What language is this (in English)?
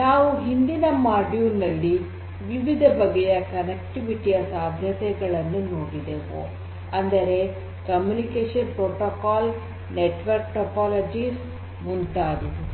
Kannada